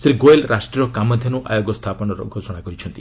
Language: Odia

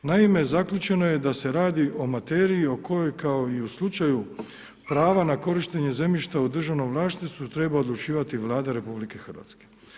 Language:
Croatian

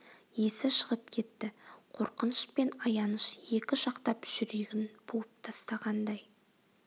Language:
Kazakh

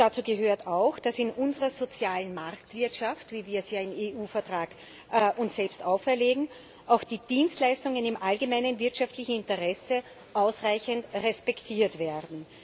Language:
German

